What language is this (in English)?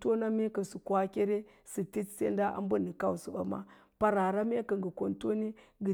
Lala-Roba